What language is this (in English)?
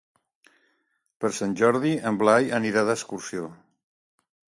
Catalan